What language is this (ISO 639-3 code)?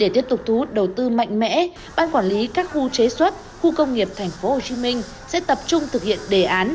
vie